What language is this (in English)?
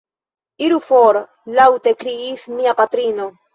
Esperanto